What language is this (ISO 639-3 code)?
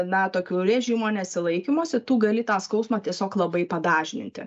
lit